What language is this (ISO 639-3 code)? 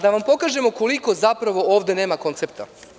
srp